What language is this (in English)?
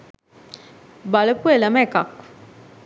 Sinhala